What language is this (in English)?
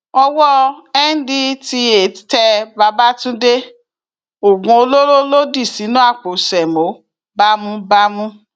Yoruba